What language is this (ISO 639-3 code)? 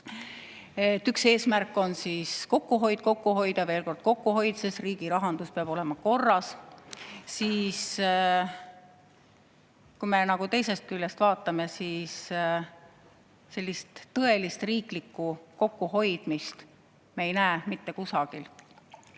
est